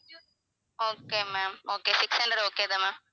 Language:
Tamil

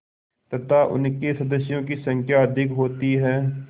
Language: Hindi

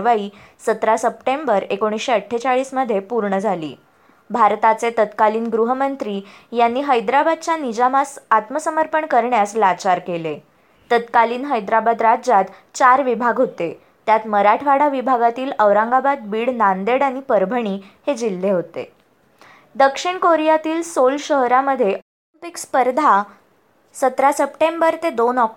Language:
Marathi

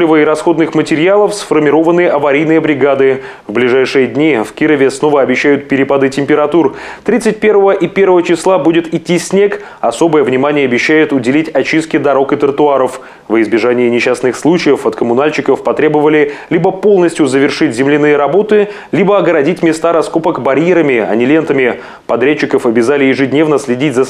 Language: Russian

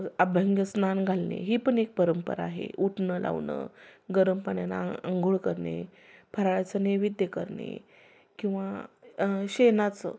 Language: Marathi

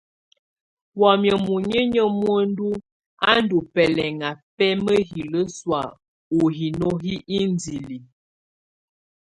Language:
Tunen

